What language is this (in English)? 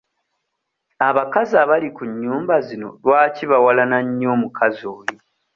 Ganda